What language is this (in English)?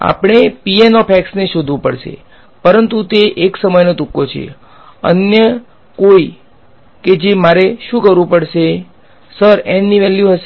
Gujarati